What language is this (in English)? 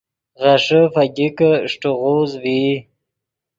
Yidgha